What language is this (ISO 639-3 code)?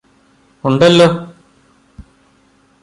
mal